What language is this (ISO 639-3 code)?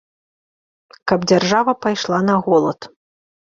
bel